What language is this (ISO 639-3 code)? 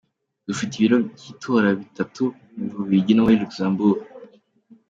kin